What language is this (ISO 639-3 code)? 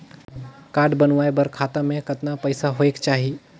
hne